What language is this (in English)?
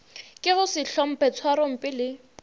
Northern Sotho